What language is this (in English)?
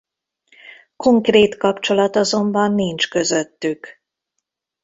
Hungarian